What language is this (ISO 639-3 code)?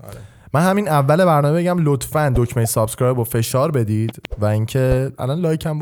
fas